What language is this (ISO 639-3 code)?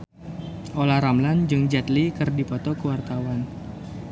sun